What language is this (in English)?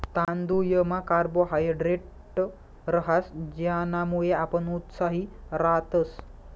Marathi